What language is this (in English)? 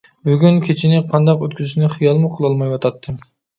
Uyghur